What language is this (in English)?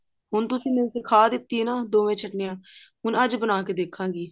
Punjabi